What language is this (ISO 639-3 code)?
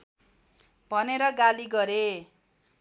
nep